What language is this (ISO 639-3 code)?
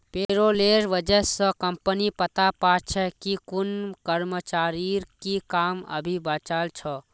mag